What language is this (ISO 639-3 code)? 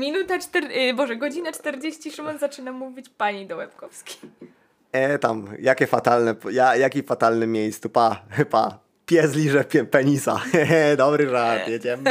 pol